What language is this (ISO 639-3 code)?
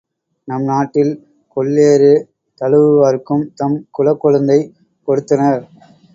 tam